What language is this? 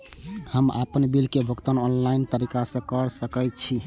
Maithili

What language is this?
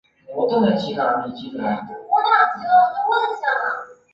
Chinese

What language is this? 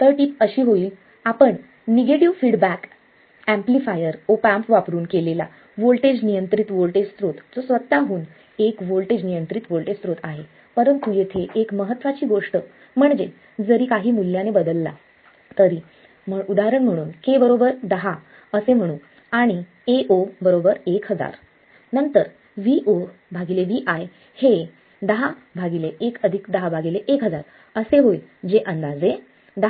Marathi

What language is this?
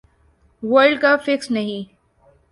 Urdu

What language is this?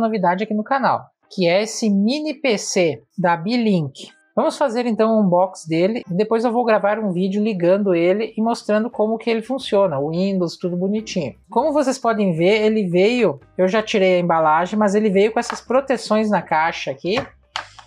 Portuguese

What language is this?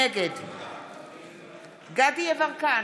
Hebrew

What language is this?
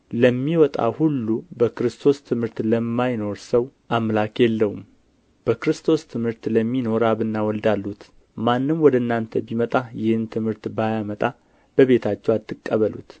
Amharic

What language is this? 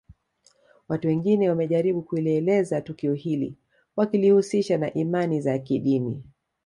Swahili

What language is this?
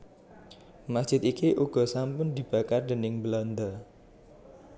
Javanese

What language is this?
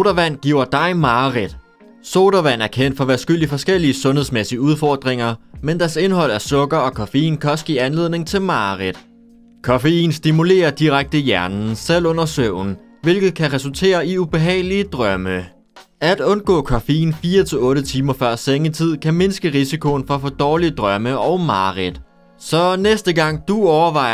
Danish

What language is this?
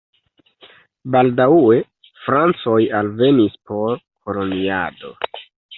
Esperanto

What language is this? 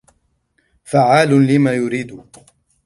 Arabic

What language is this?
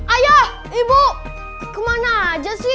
Indonesian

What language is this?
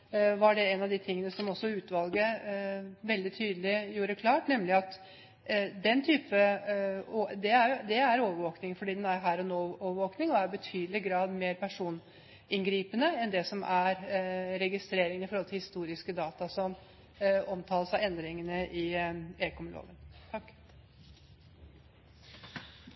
Norwegian Bokmål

